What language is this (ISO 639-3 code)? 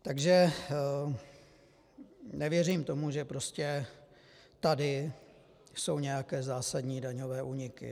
ces